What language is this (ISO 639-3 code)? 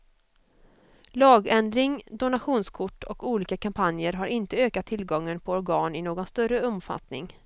swe